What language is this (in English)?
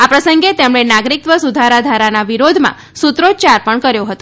Gujarati